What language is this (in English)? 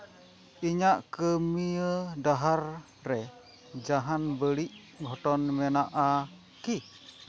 Santali